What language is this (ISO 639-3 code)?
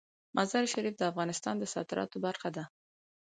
pus